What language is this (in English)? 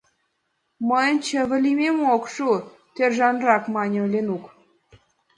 Mari